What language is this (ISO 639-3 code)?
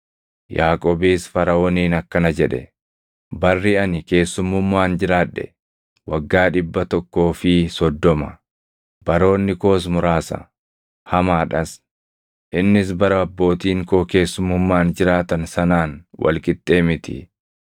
orm